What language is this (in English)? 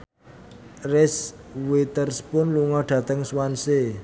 Javanese